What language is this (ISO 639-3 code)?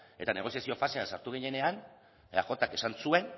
eus